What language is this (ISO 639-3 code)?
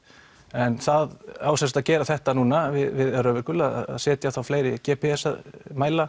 isl